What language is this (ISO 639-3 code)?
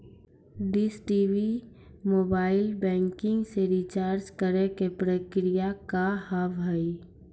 mai